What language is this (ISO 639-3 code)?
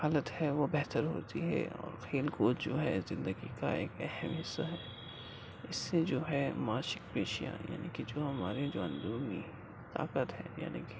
urd